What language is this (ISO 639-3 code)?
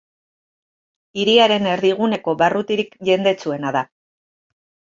eus